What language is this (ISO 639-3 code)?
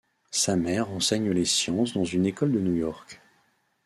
fra